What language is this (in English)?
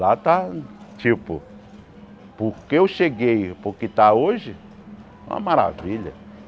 Portuguese